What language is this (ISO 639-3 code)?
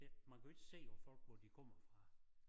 dan